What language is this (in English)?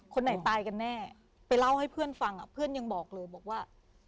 Thai